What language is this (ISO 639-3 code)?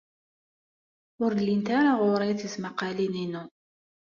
kab